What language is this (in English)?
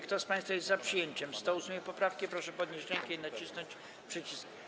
Polish